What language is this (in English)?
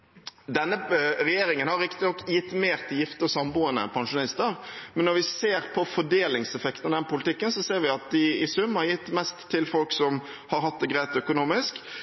Norwegian Bokmål